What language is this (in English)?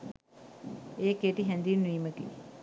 Sinhala